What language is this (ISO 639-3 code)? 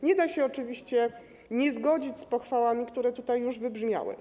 pol